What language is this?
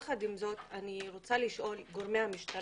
Hebrew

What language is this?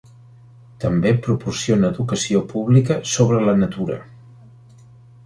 Catalan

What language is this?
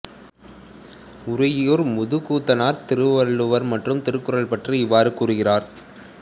Tamil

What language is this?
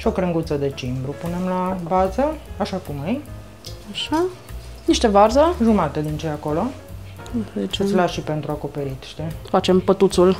Romanian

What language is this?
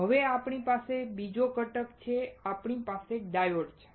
Gujarati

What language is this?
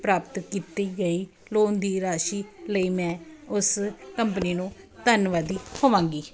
Punjabi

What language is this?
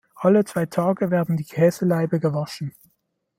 German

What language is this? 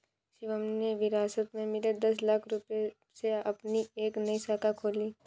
Hindi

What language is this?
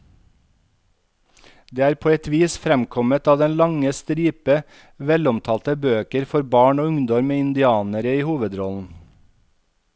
Norwegian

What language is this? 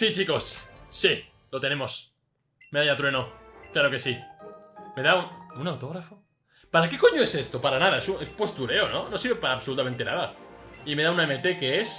Spanish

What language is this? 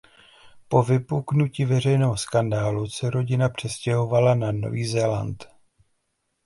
Czech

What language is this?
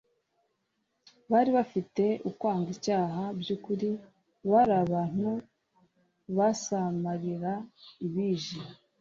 Kinyarwanda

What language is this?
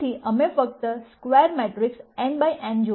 Gujarati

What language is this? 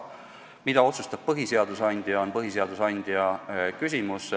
Estonian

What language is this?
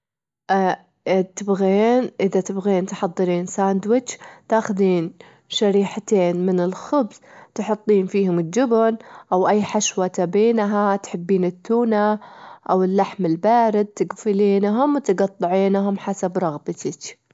Gulf Arabic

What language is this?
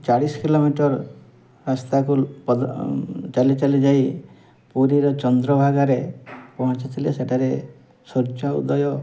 Odia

